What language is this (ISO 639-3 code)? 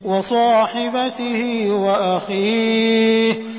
ara